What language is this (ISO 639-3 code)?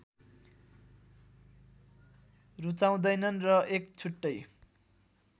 nep